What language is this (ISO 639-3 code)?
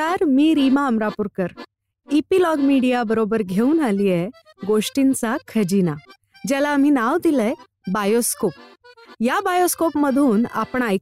mar